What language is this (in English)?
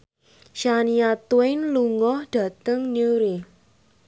Javanese